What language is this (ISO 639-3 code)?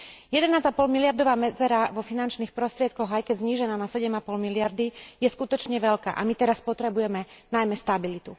slk